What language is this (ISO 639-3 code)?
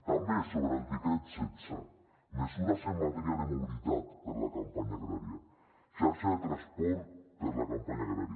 cat